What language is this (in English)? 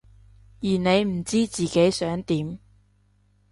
Cantonese